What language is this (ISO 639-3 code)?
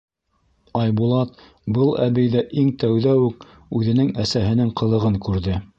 bak